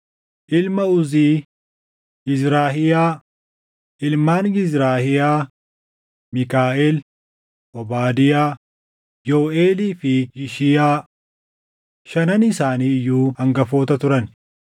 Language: Oromo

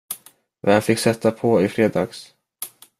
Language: Swedish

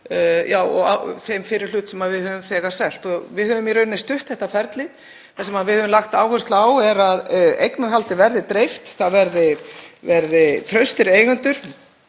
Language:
Icelandic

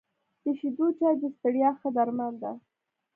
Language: Pashto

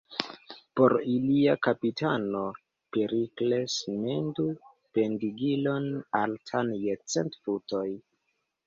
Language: Esperanto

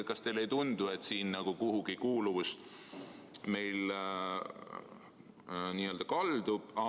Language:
Estonian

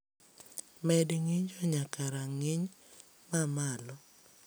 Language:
Luo (Kenya and Tanzania)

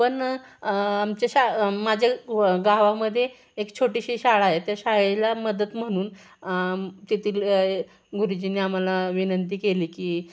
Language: Marathi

